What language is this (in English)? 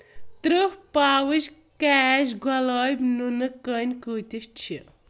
Kashmiri